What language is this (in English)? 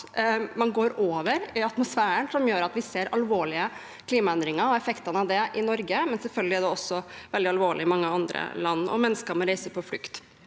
Norwegian